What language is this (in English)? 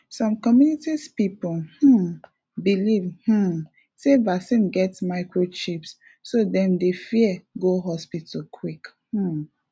Nigerian Pidgin